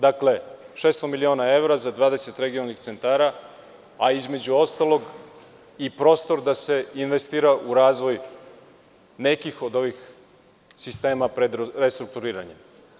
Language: Serbian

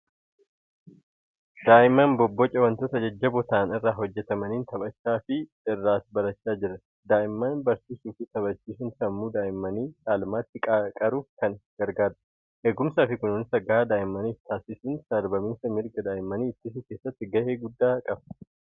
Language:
Oromo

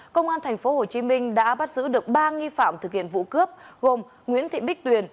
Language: Vietnamese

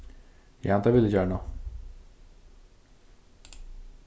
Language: Faroese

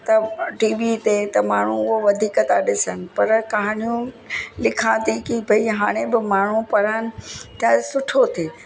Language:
Sindhi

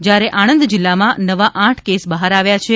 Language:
Gujarati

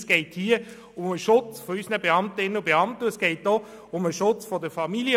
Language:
Swiss German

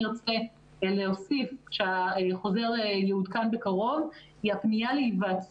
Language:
Hebrew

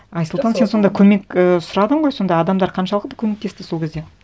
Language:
Kazakh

